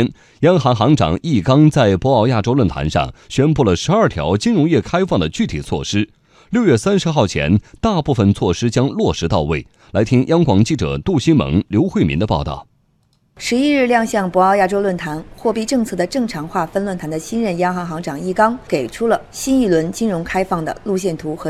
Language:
Chinese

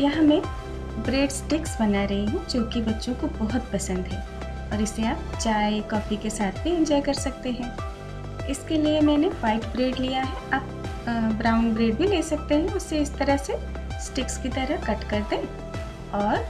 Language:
Hindi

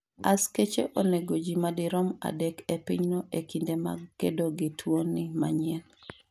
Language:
Luo (Kenya and Tanzania)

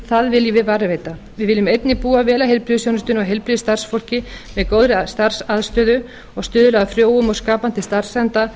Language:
Icelandic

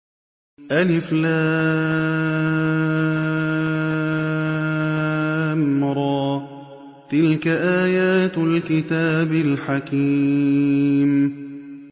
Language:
Arabic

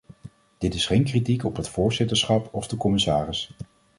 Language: Dutch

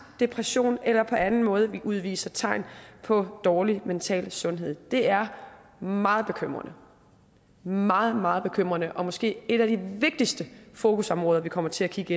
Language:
Danish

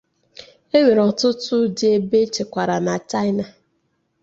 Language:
Igbo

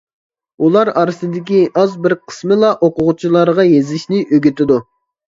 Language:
Uyghur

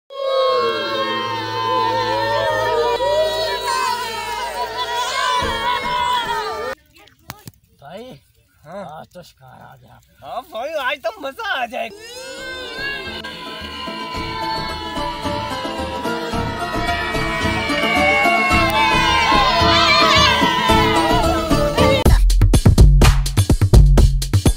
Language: Romanian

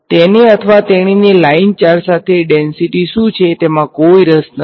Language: Gujarati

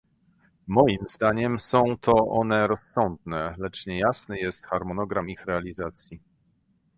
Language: Polish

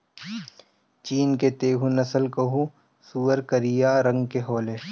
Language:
Bhojpuri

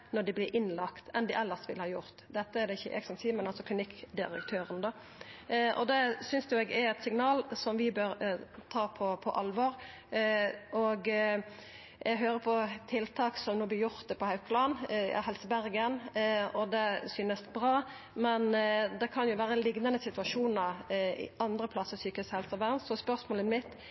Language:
Norwegian Nynorsk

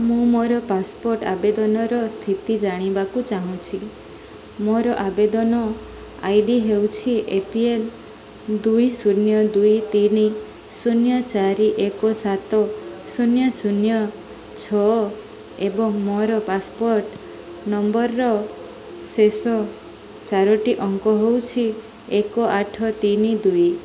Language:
Odia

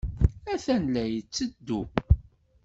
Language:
Kabyle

